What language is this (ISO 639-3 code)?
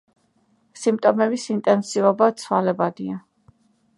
kat